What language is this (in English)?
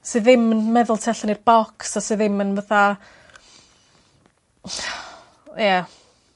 Welsh